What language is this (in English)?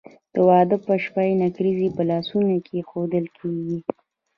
Pashto